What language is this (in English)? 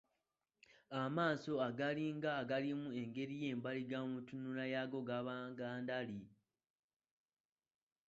Ganda